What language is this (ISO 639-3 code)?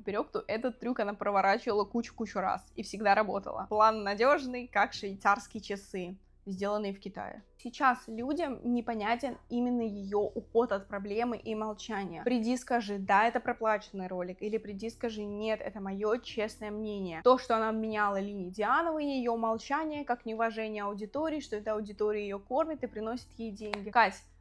rus